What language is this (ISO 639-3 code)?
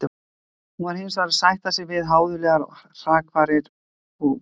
isl